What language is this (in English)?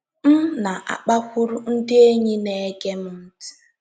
Igbo